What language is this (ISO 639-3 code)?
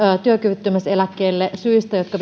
fin